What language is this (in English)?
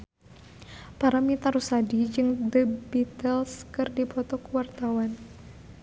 Sundanese